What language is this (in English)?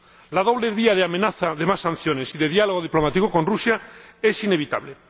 Spanish